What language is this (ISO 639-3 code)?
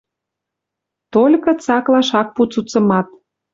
mrj